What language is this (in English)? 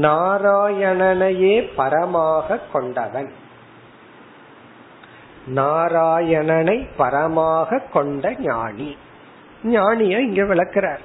Tamil